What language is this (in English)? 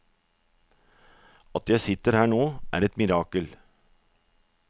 Norwegian